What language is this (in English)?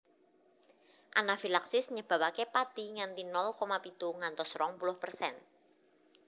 Javanese